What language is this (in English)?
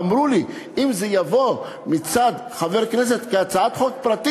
Hebrew